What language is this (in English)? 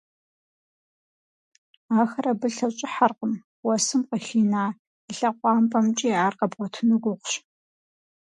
Kabardian